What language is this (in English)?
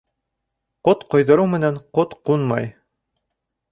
Bashkir